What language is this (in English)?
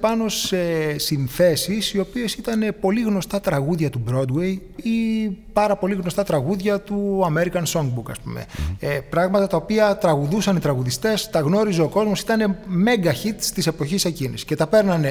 Greek